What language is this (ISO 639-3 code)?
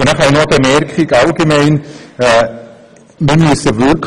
gsw